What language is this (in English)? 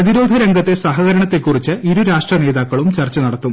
Malayalam